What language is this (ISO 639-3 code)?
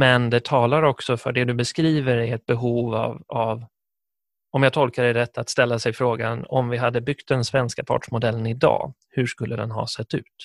swe